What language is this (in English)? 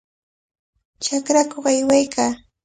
Cajatambo North Lima Quechua